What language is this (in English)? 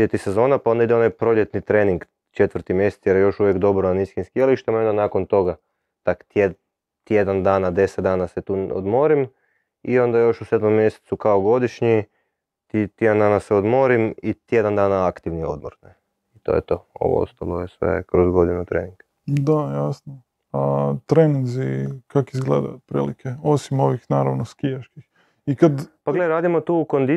Croatian